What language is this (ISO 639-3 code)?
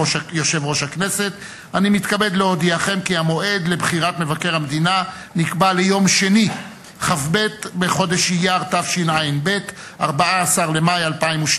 heb